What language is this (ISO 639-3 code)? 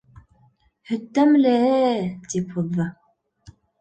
bak